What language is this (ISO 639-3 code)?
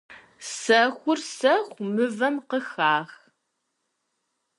kbd